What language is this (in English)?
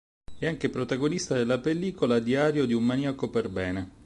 Italian